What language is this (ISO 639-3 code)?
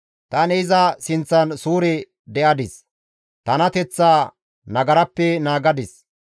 gmv